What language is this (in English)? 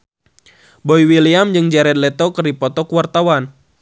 Sundanese